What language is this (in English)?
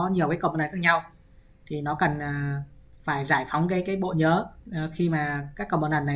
Vietnamese